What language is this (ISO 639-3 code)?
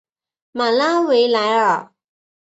zho